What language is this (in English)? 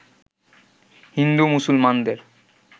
Bangla